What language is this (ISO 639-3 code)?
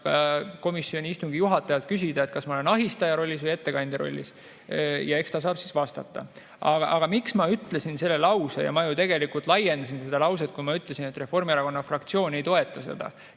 est